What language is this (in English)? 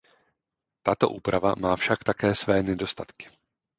Czech